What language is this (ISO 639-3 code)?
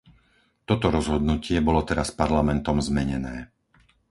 slk